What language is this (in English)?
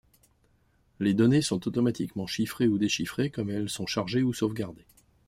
French